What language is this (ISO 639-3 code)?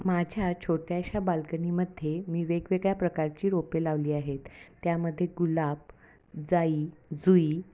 mar